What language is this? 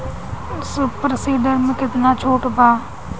Bhojpuri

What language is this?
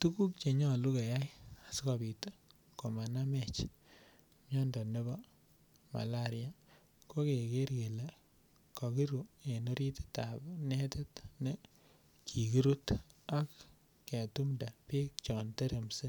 Kalenjin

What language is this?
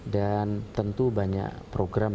Indonesian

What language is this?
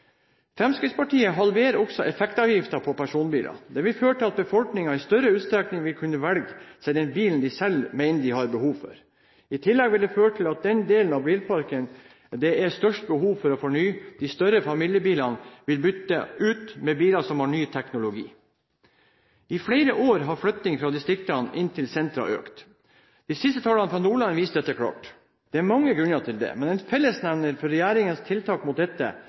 Norwegian Bokmål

